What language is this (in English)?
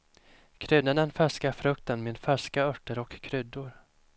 Swedish